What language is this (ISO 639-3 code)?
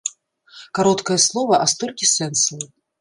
bel